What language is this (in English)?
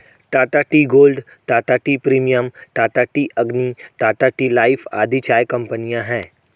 Hindi